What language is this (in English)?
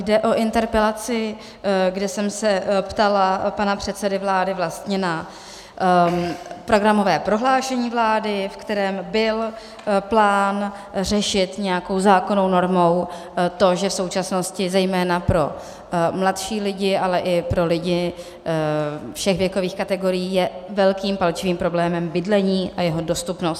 Czech